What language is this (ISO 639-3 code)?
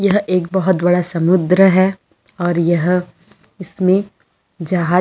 hin